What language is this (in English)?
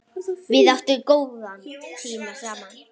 Icelandic